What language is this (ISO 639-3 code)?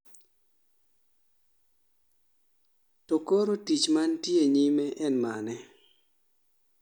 luo